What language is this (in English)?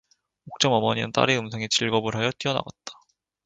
Korean